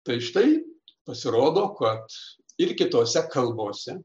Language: Lithuanian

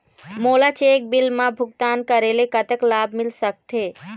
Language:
Chhattisgarhi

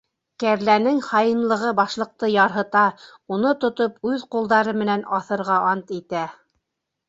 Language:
Bashkir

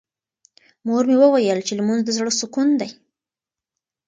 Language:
Pashto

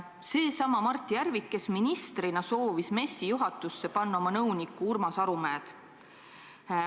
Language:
Estonian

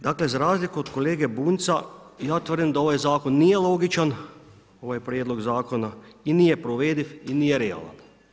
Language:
Croatian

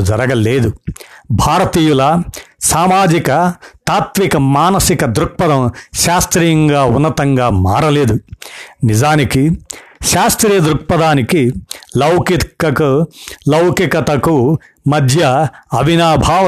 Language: Telugu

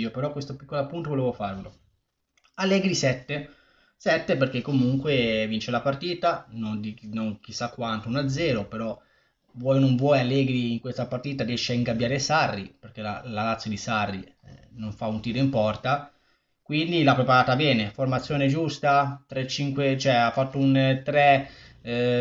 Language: Italian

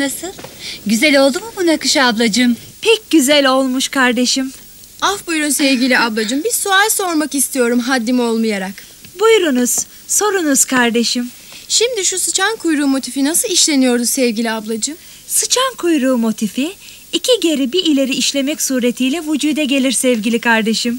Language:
Turkish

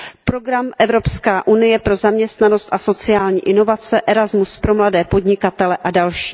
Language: Czech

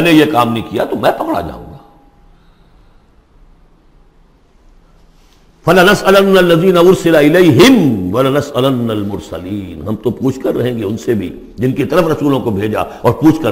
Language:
Urdu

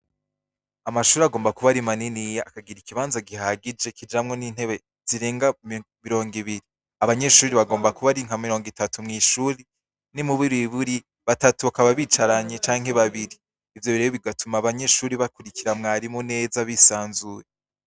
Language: Rundi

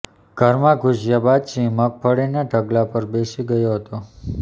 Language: Gujarati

